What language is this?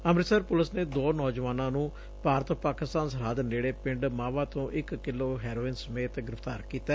Punjabi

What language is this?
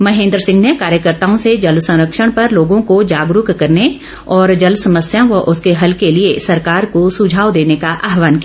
Hindi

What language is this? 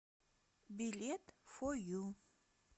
Russian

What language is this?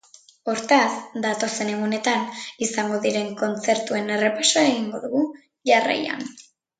Basque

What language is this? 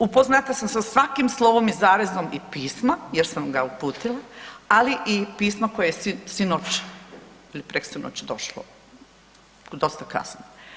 Croatian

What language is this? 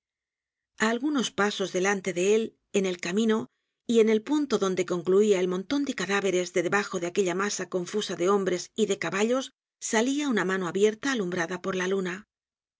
Spanish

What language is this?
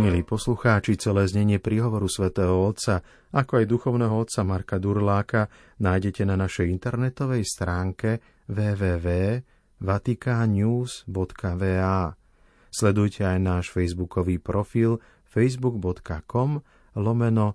Slovak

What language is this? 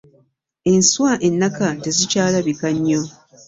Ganda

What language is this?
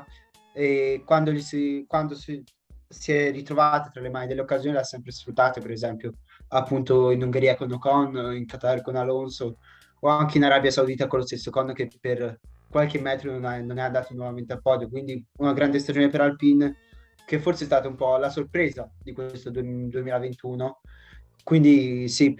Italian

